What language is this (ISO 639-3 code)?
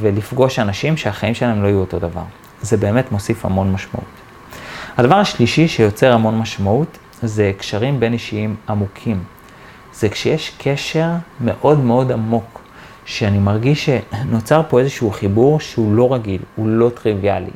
heb